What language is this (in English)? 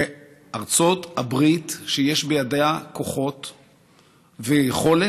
Hebrew